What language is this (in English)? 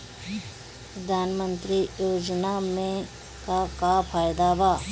Bhojpuri